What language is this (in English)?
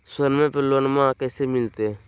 Magahi